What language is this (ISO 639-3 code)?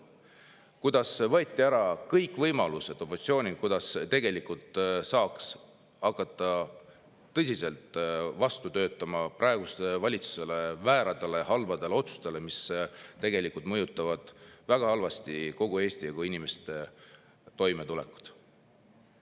est